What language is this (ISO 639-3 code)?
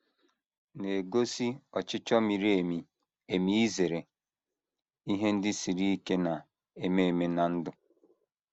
ibo